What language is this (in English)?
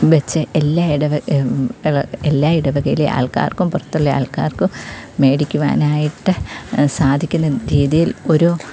Malayalam